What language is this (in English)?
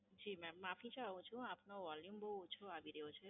Gujarati